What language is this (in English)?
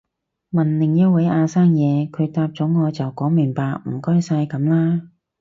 Cantonese